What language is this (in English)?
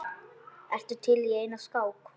Icelandic